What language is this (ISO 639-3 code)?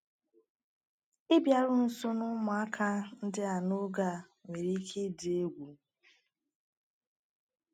ibo